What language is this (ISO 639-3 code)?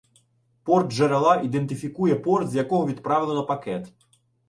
ukr